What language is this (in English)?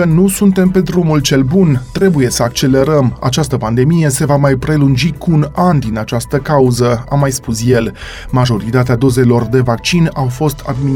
Romanian